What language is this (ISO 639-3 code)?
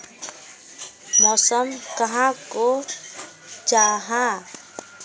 mag